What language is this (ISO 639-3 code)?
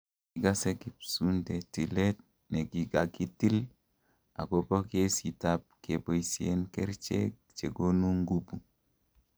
kln